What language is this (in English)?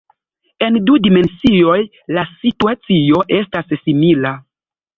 Esperanto